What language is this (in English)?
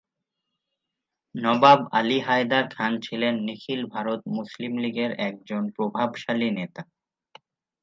Bangla